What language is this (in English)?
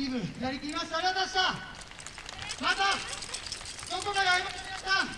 Japanese